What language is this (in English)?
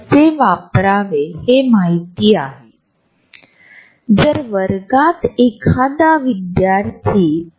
Marathi